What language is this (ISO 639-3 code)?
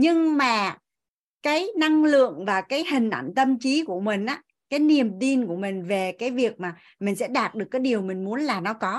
vie